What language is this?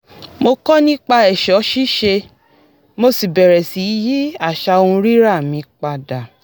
Yoruba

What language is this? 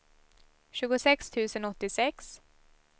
Swedish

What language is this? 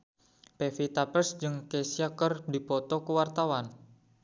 Sundanese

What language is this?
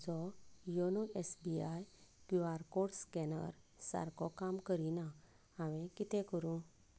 Konkani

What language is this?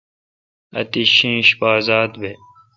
Kalkoti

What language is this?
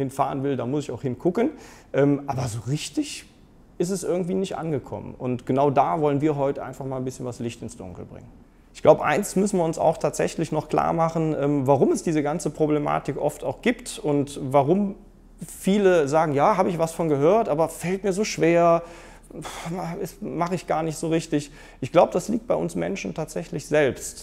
German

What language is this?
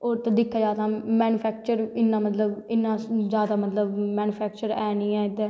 Dogri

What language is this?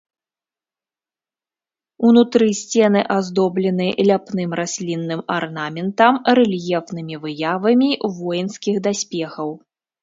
Belarusian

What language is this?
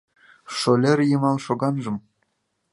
Mari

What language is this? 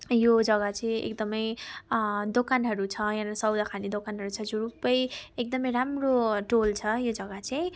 Nepali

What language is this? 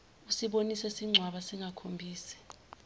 Zulu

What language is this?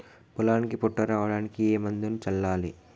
Telugu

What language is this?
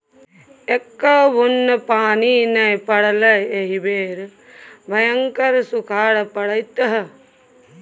Maithili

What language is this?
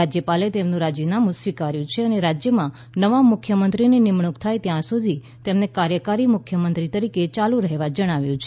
Gujarati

